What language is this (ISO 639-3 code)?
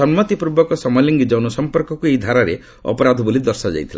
ori